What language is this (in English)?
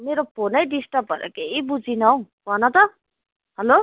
Nepali